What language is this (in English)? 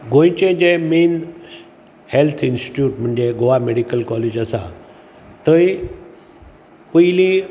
Konkani